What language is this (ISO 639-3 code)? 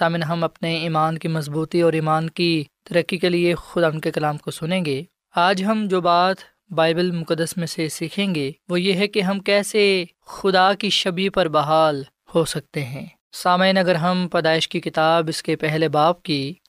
urd